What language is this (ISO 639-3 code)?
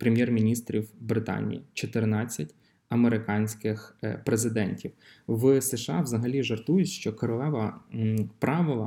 ukr